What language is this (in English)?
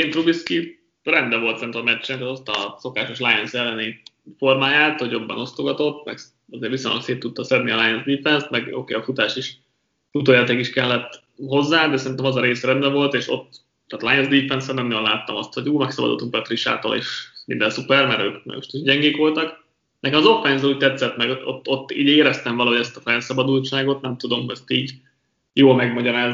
Hungarian